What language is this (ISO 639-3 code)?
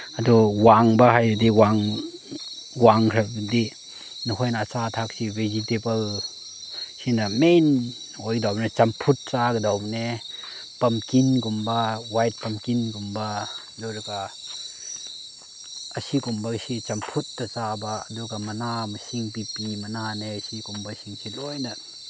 mni